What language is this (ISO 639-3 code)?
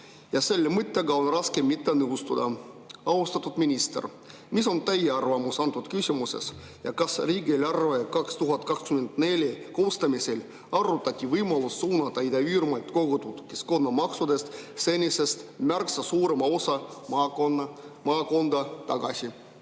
est